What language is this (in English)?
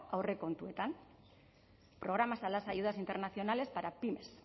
Spanish